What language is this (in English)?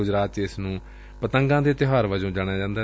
Punjabi